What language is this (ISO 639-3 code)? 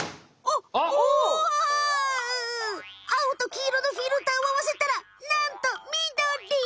jpn